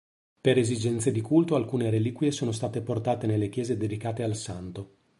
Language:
Italian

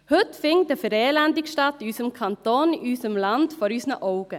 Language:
Swiss German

